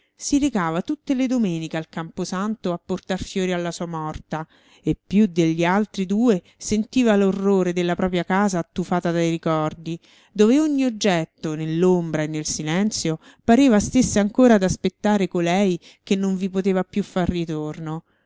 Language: Italian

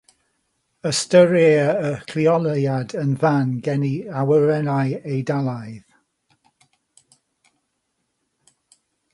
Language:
Welsh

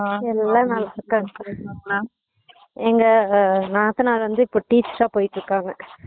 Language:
Tamil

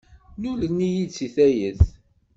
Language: Kabyle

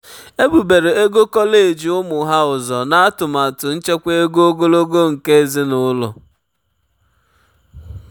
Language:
Igbo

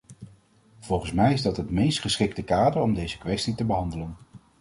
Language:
Dutch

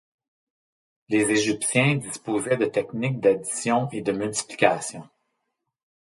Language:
French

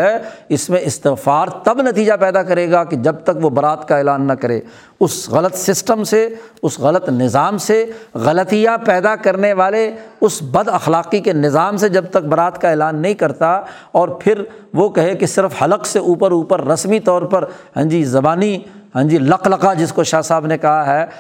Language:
Urdu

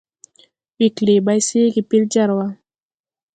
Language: Tupuri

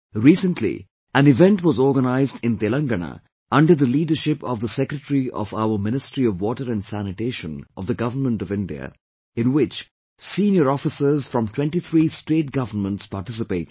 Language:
English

